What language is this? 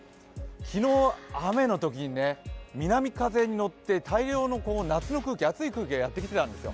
Japanese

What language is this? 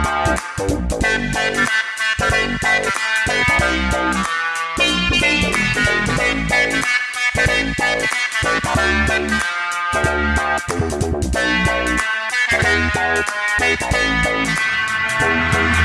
French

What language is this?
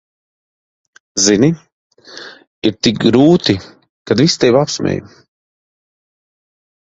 Latvian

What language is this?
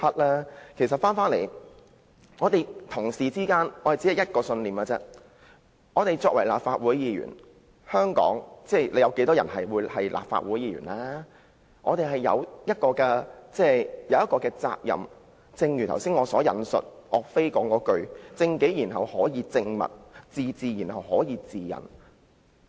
Cantonese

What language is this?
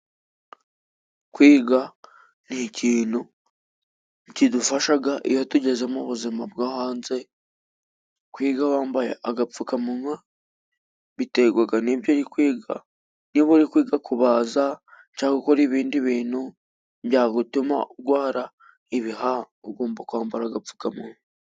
Kinyarwanda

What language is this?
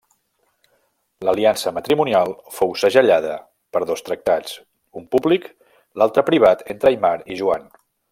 Catalan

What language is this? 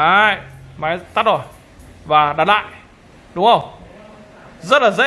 Vietnamese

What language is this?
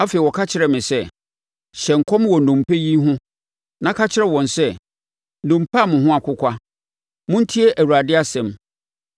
Akan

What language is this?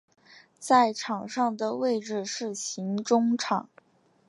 Chinese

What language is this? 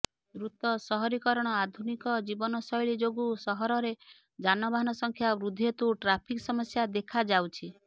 Odia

